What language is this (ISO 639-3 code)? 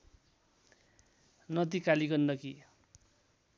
nep